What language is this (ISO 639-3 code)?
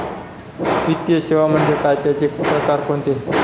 mar